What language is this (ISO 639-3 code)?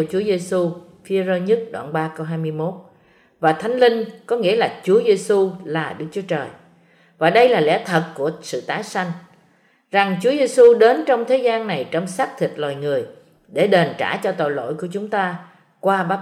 vie